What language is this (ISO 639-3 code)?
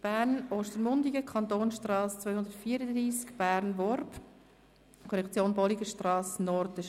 gsw